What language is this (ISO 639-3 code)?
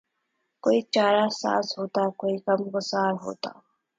urd